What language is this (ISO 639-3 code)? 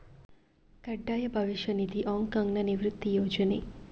kan